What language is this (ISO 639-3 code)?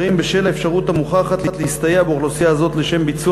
heb